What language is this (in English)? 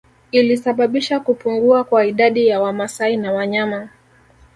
Swahili